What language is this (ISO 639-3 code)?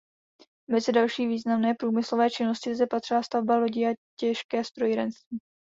ces